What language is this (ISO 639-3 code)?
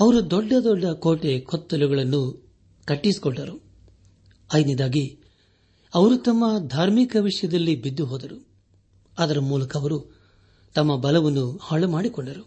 kan